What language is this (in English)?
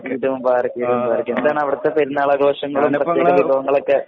Malayalam